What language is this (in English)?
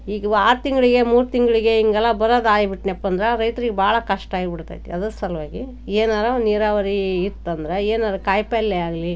Kannada